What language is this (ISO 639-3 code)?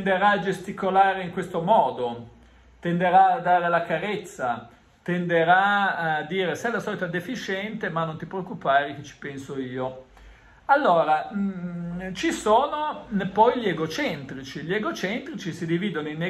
ita